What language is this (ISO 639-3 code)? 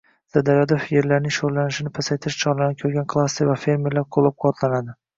uzb